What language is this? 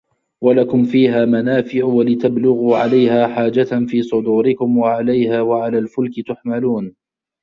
Arabic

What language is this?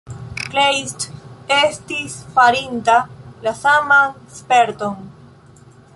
Esperanto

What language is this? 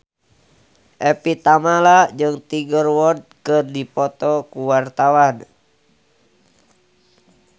Sundanese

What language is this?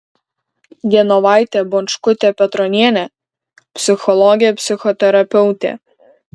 Lithuanian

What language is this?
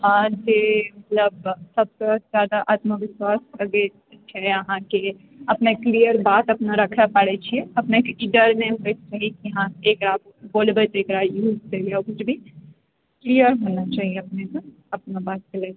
Maithili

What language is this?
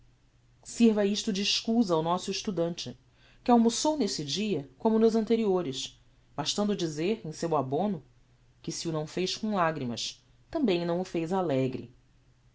Portuguese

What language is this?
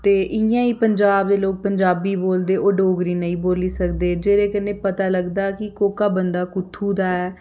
Dogri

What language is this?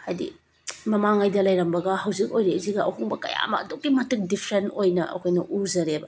Manipuri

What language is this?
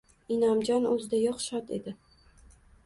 Uzbek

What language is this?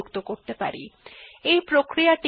Bangla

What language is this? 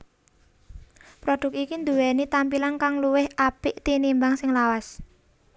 Javanese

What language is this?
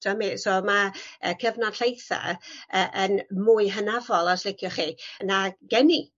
Welsh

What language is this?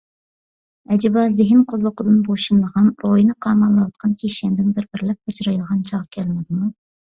Uyghur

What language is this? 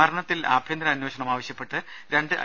Malayalam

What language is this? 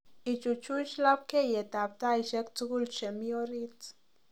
Kalenjin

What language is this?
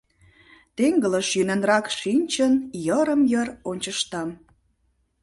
Mari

